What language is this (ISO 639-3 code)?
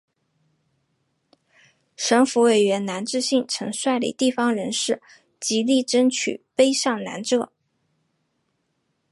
zho